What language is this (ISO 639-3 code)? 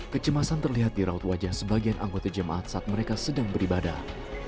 ind